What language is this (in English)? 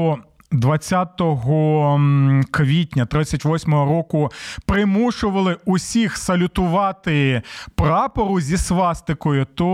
Ukrainian